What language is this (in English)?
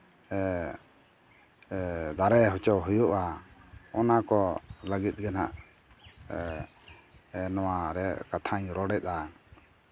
Santali